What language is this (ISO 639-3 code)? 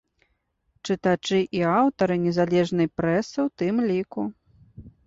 bel